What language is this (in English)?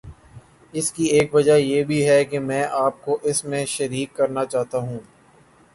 Urdu